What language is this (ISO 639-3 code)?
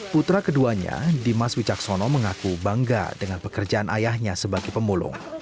ind